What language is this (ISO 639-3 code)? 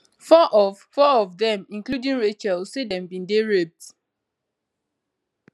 pcm